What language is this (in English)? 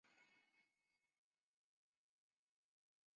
Chinese